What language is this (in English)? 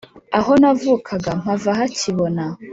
Kinyarwanda